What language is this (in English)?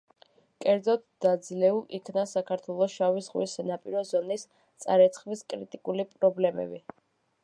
Georgian